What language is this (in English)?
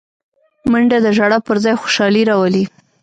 Pashto